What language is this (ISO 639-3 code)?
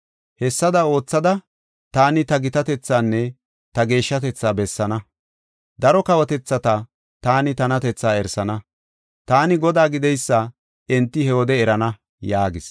gof